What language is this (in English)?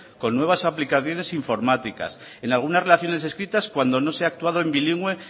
Spanish